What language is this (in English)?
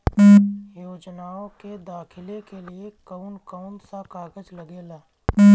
Bhojpuri